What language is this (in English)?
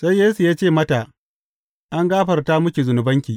Hausa